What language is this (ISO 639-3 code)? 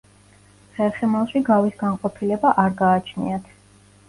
kat